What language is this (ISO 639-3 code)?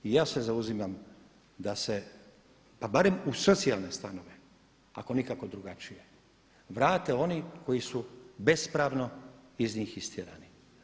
hrv